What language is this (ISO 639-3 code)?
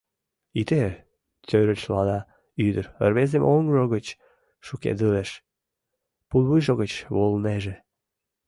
chm